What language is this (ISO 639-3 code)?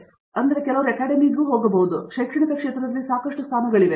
kan